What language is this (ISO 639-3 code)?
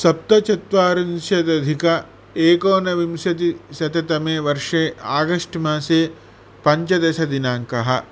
san